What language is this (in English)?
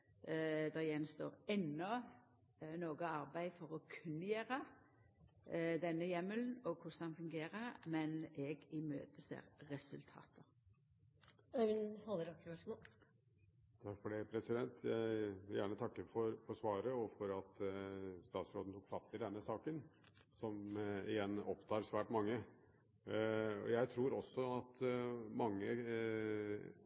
Norwegian